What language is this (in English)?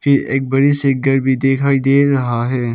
Hindi